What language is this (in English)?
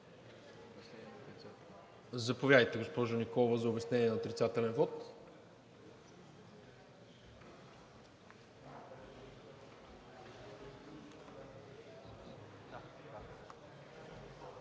Bulgarian